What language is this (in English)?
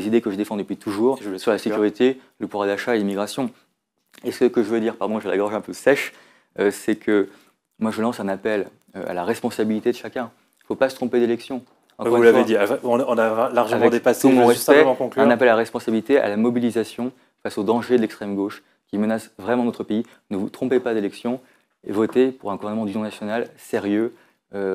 French